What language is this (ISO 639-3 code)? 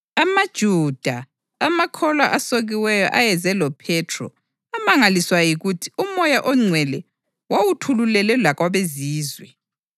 nde